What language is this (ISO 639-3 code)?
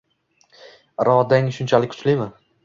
uzb